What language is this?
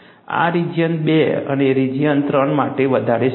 Gujarati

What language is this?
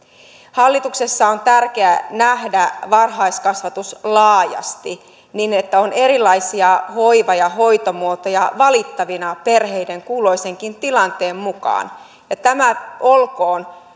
Finnish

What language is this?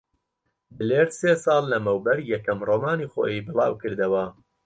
Central Kurdish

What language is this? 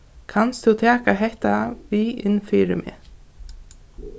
Faroese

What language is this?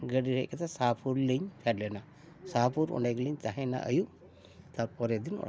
Santali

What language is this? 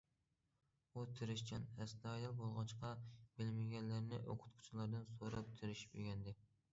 Uyghur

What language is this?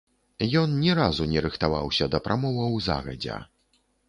Belarusian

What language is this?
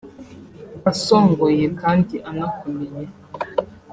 Kinyarwanda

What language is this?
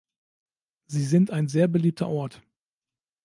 German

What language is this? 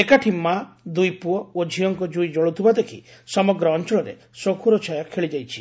Odia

